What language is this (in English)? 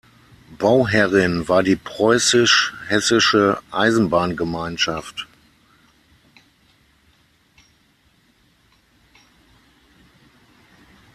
German